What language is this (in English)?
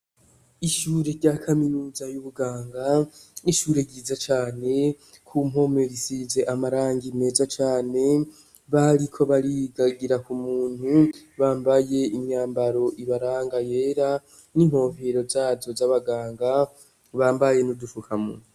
Rundi